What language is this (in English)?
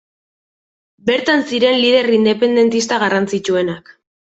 Basque